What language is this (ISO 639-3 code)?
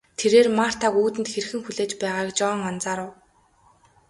mon